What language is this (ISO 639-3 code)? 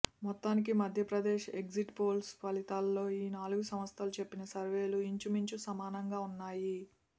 tel